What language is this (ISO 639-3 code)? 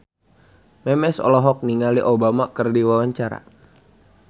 sun